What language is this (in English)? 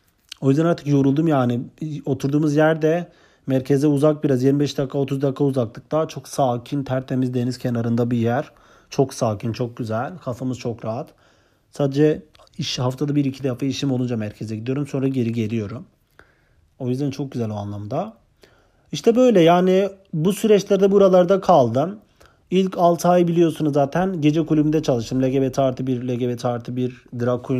Turkish